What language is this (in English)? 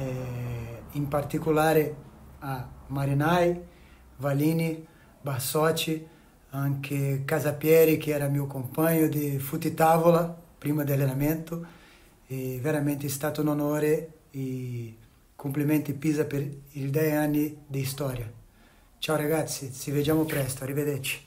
Italian